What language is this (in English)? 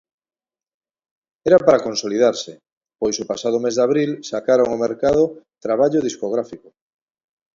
Galician